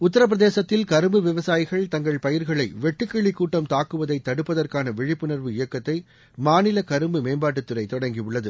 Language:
Tamil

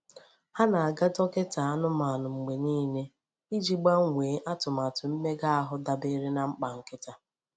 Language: Igbo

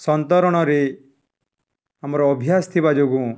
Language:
Odia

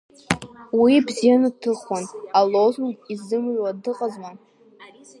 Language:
Abkhazian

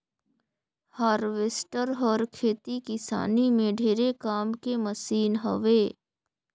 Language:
Chhattisgarhi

